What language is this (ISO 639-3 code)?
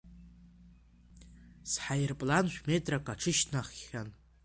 abk